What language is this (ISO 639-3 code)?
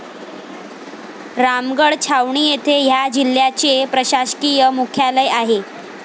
mar